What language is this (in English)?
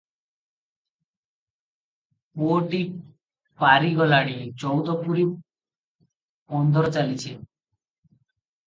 Odia